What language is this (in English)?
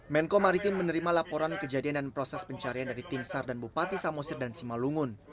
Indonesian